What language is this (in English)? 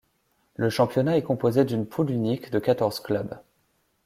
French